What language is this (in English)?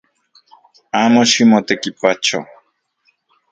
Central Puebla Nahuatl